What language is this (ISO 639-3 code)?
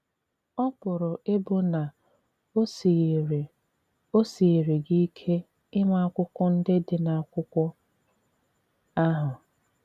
ibo